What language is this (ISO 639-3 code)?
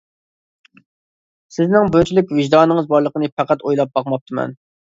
uig